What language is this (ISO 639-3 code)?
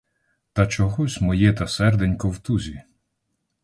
ukr